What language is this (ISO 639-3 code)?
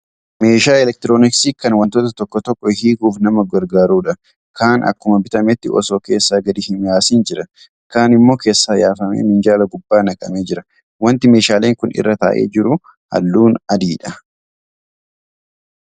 orm